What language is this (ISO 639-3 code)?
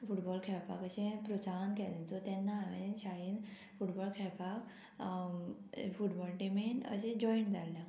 kok